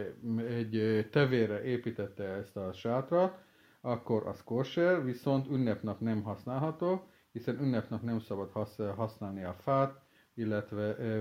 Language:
Hungarian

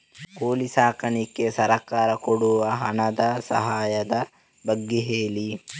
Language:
Kannada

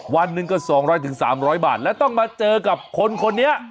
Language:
Thai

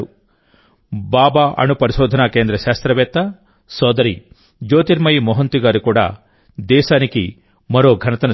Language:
Telugu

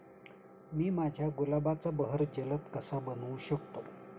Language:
Marathi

